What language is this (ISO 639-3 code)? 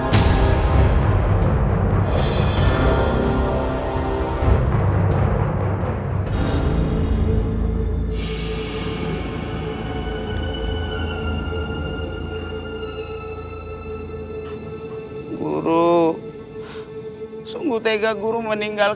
ind